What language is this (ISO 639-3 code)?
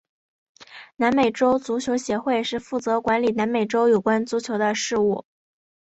zho